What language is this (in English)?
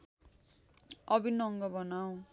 Nepali